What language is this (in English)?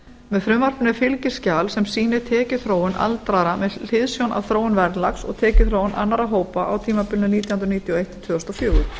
Icelandic